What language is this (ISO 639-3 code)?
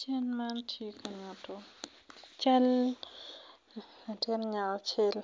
ach